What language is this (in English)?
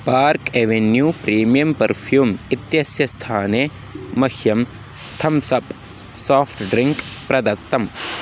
Sanskrit